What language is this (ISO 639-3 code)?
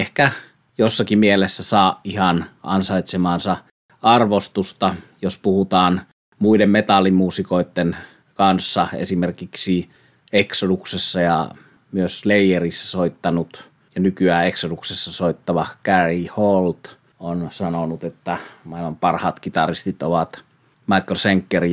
fin